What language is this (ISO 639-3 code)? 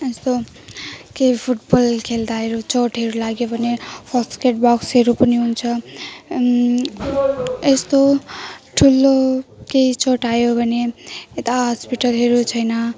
nep